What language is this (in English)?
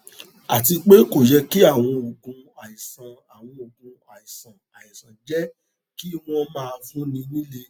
Yoruba